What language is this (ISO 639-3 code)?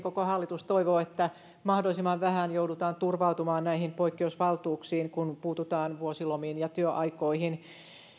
fin